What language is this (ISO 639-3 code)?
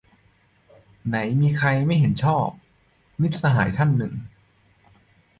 tha